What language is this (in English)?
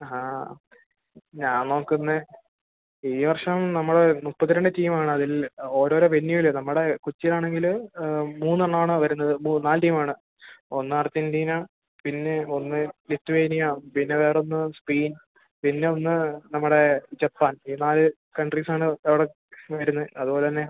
Malayalam